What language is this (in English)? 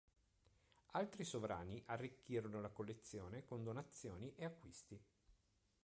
Italian